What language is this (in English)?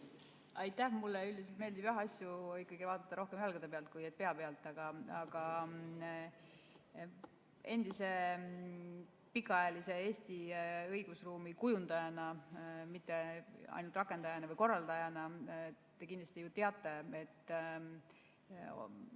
Estonian